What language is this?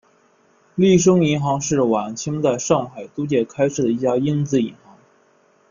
Chinese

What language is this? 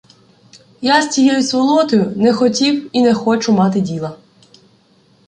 Ukrainian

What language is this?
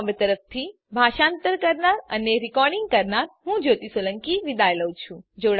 Gujarati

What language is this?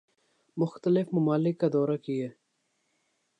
Urdu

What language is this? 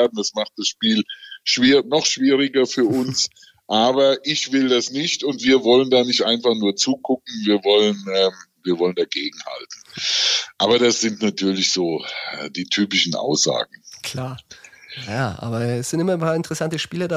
German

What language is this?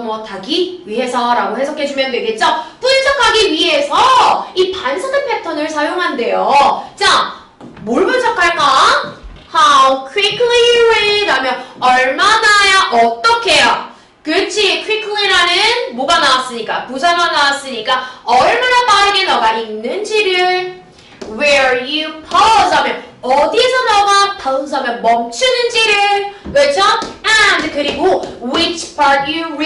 Korean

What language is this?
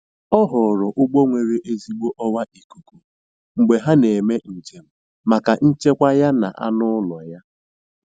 Igbo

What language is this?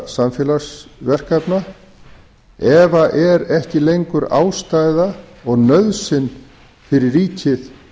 Icelandic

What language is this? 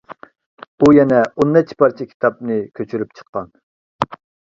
Uyghur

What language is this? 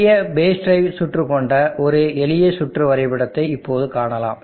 Tamil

